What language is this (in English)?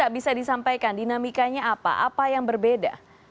Indonesian